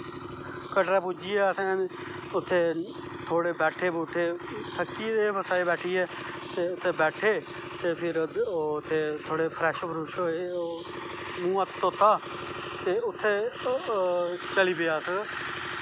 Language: Dogri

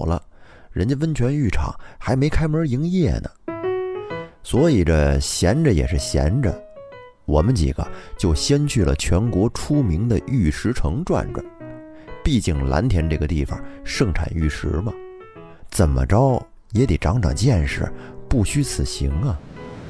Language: Chinese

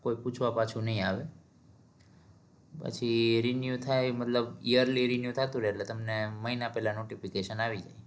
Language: Gujarati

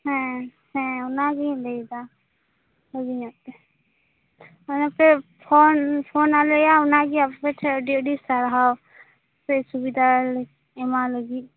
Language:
Santali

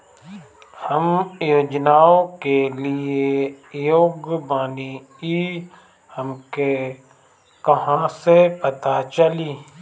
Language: Bhojpuri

